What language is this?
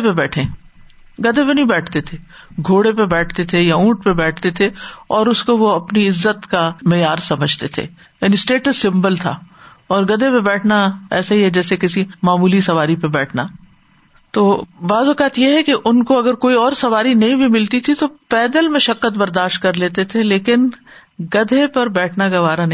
Urdu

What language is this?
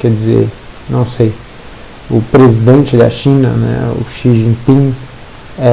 Portuguese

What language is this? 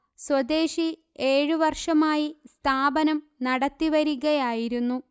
Malayalam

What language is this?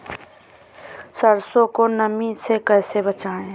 Hindi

